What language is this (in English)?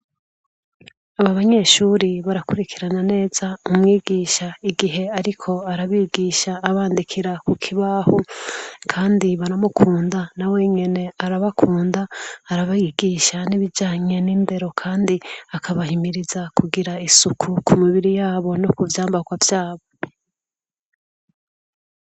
Rundi